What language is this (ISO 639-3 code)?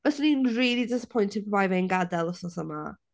cym